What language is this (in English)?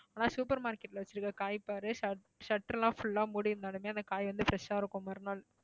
Tamil